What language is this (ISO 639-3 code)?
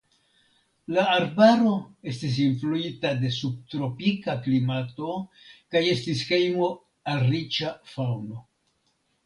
epo